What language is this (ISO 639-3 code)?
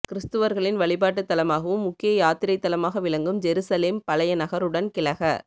tam